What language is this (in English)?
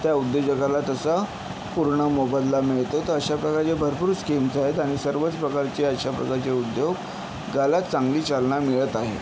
Marathi